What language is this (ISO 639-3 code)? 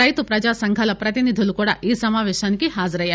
tel